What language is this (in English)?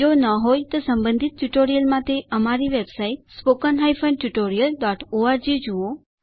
Gujarati